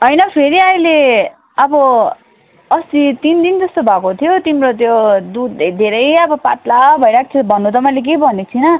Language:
Nepali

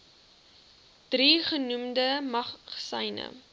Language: Afrikaans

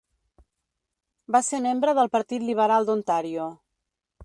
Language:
Catalan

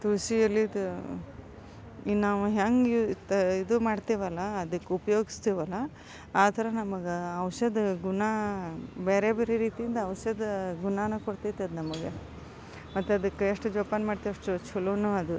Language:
Kannada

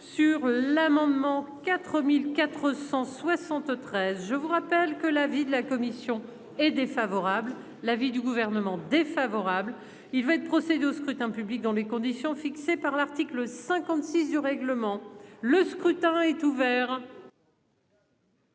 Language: French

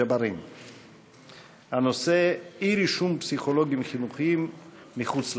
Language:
Hebrew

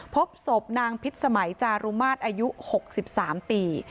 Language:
Thai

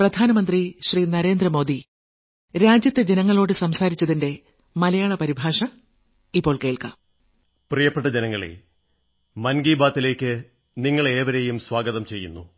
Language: Malayalam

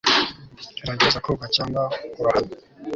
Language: Kinyarwanda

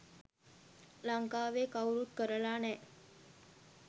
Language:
Sinhala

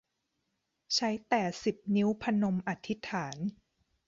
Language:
Thai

